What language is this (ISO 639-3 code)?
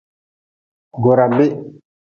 nmz